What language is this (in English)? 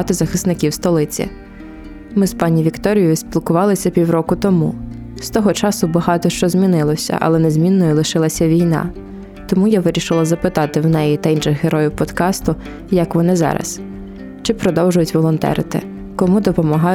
Ukrainian